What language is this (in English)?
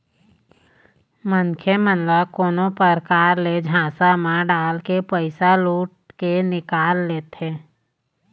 Chhattisgarhi